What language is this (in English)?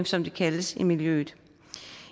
Danish